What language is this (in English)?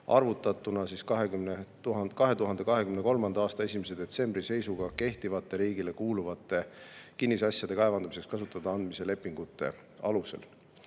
Estonian